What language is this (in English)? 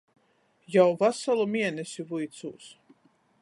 Latgalian